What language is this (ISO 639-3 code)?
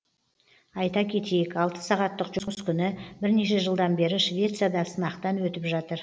kaz